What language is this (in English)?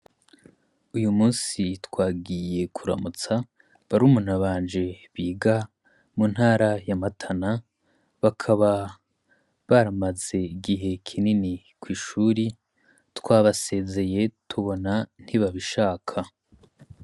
Rundi